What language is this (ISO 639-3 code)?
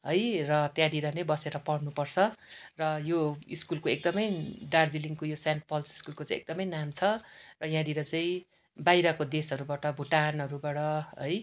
nep